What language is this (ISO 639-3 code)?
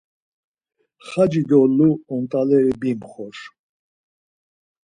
lzz